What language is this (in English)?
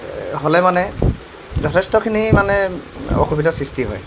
Assamese